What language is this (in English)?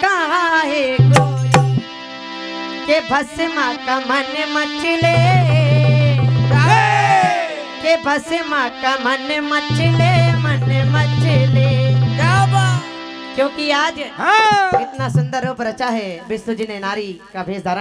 Hindi